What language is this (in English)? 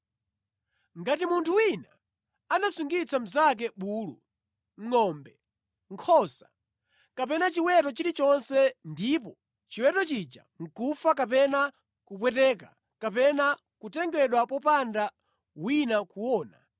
Nyanja